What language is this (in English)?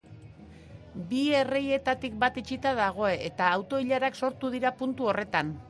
Basque